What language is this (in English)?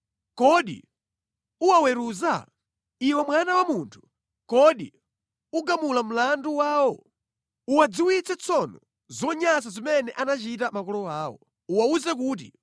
Nyanja